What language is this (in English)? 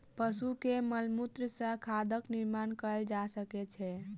Maithili